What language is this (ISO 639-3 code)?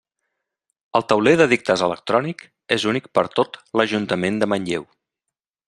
cat